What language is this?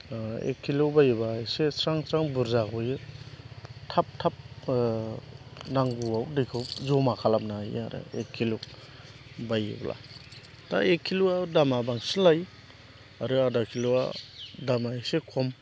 Bodo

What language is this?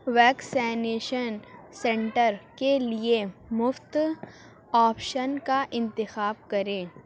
Urdu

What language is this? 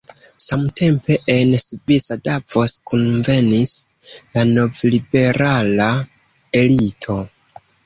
Esperanto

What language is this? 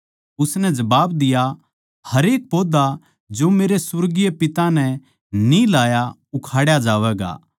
Haryanvi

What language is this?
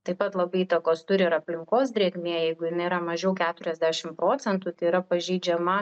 Lithuanian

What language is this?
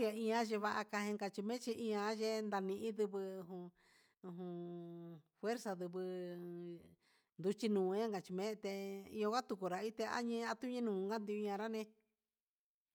Huitepec Mixtec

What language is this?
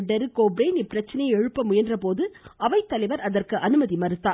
Tamil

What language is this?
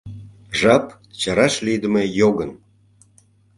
Mari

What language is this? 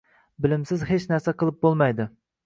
Uzbek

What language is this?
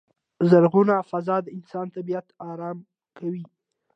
Pashto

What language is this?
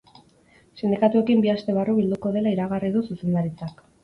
Basque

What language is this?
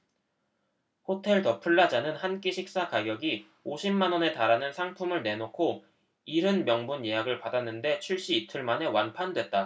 Korean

